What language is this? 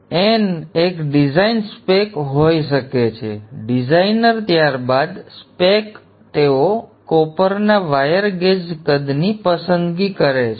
Gujarati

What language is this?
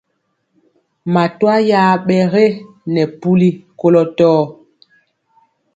Mpiemo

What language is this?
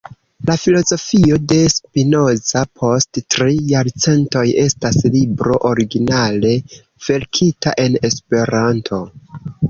Esperanto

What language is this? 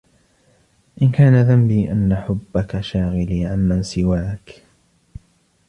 Arabic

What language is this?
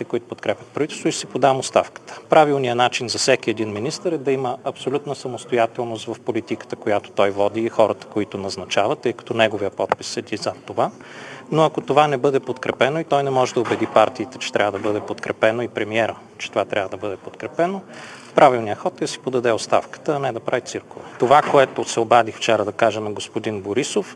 Bulgarian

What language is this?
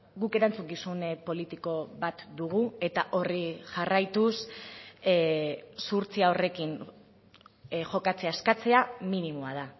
Basque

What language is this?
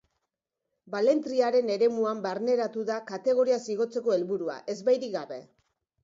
Basque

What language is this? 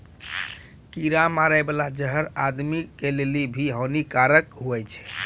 Maithili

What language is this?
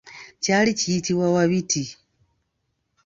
Ganda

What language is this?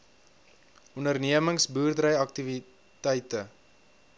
Afrikaans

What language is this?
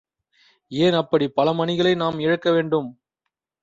Tamil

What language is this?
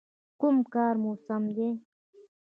Pashto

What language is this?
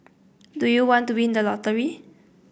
English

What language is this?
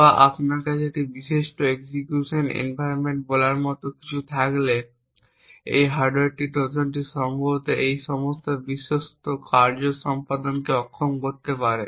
Bangla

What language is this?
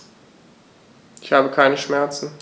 German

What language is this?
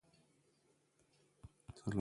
Persian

